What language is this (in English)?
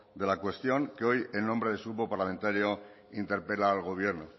Spanish